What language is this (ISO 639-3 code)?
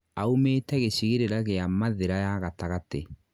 kik